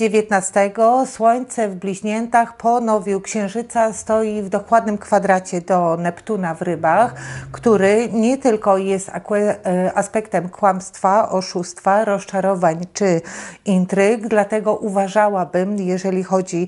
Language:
Polish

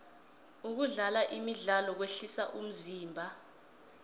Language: South Ndebele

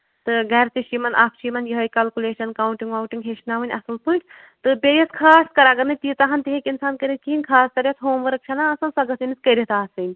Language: Kashmiri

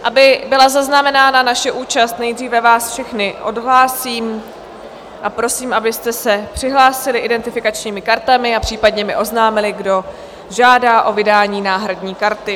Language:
Czech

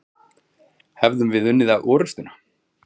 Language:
Icelandic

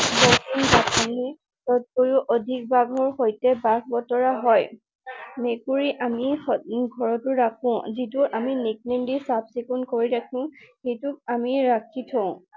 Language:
Assamese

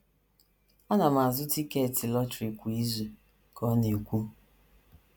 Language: Igbo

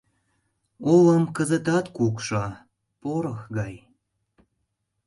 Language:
Mari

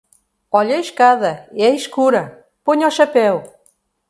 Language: Portuguese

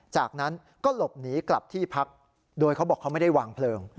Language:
Thai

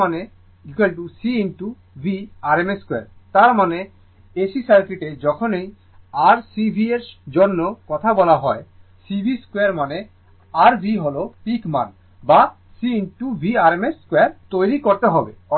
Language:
Bangla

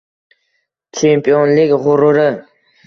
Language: Uzbek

